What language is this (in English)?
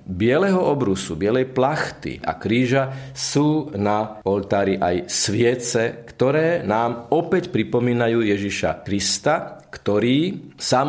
Slovak